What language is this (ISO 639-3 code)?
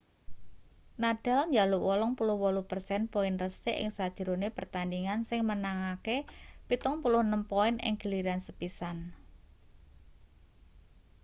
jav